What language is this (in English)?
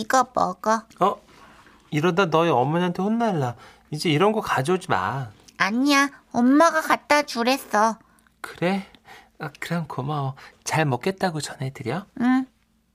Korean